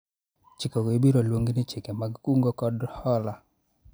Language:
Luo (Kenya and Tanzania)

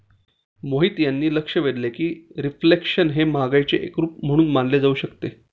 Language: Marathi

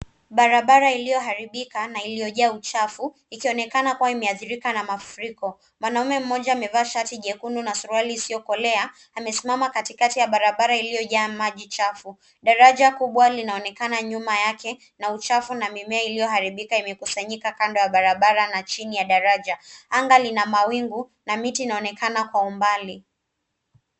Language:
Swahili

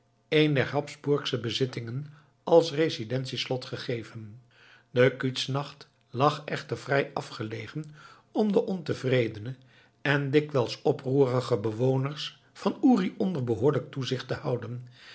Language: Dutch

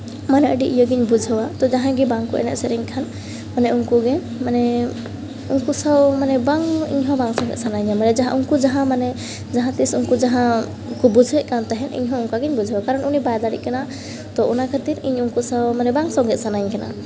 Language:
Santali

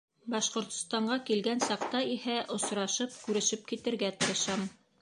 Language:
Bashkir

